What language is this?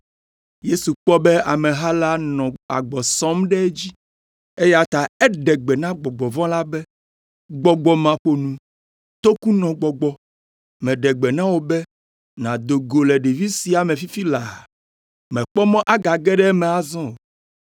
Ewe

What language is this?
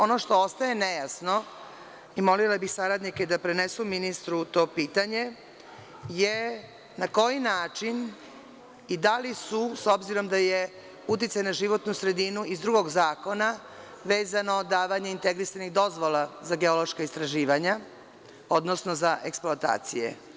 Serbian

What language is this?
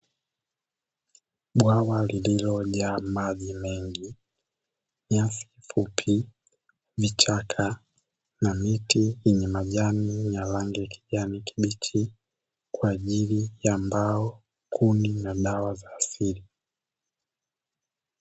Swahili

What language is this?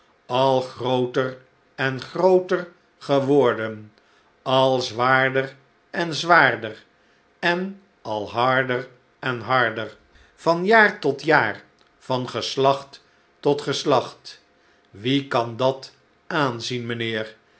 Dutch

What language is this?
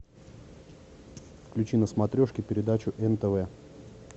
Russian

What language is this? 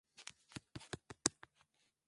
Swahili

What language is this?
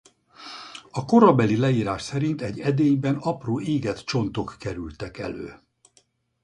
Hungarian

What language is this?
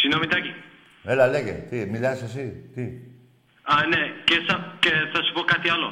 Greek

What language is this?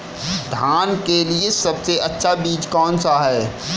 Hindi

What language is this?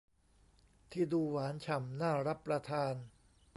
Thai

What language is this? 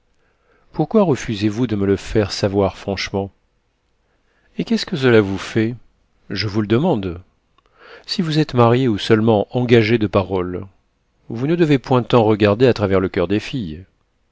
French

